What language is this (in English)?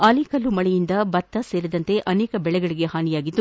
Kannada